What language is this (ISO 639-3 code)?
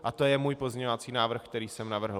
ces